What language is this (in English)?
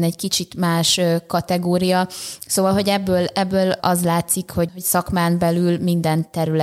Hungarian